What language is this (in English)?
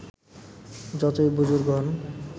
Bangla